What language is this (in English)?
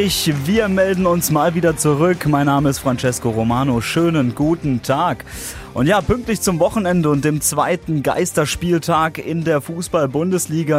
German